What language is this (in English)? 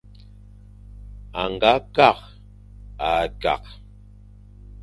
Fang